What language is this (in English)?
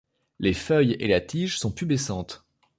French